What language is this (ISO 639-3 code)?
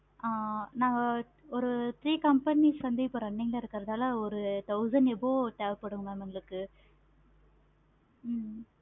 tam